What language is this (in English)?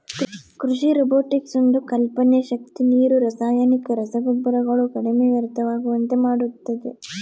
Kannada